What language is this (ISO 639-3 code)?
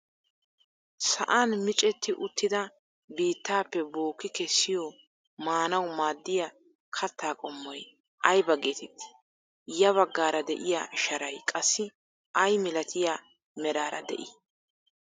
wal